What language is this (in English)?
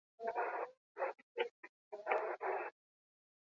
Basque